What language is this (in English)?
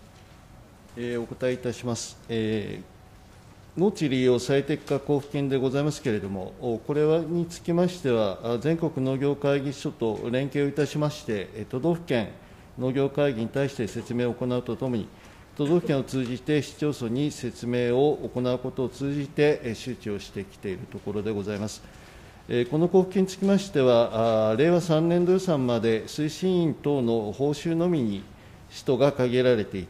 Japanese